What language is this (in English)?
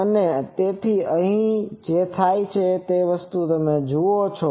Gujarati